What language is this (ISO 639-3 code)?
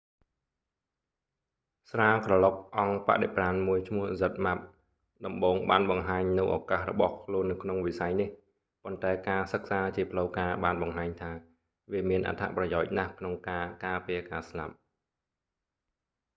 khm